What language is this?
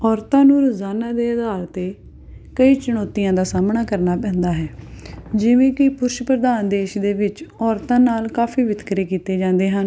Punjabi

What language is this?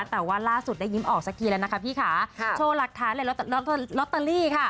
Thai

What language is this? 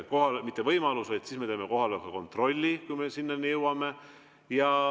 Estonian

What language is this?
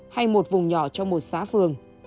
Vietnamese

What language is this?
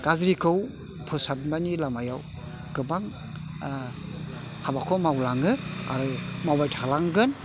Bodo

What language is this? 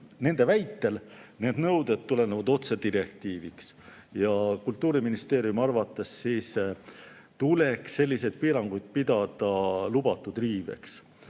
Estonian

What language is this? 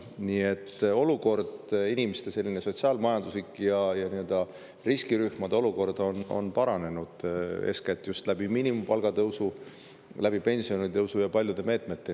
Estonian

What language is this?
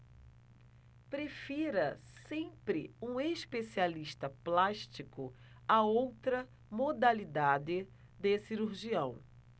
Portuguese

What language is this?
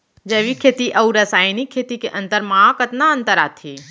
Chhattisgarhi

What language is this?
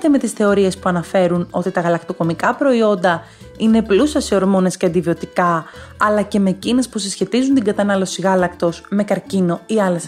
Greek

